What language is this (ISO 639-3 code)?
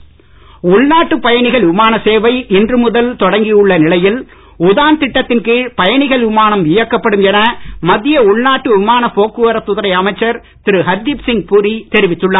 tam